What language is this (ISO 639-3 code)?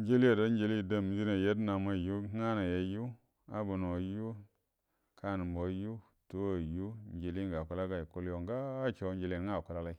bdm